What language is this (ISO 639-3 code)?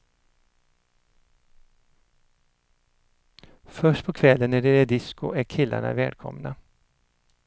swe